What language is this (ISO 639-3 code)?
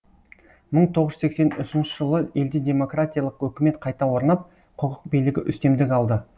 kaz